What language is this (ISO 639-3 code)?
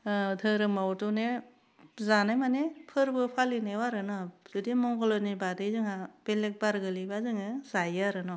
brx